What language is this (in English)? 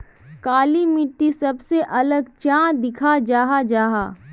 Magahi